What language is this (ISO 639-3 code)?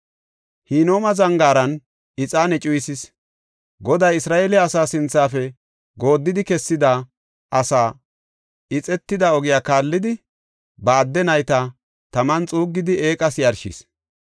gof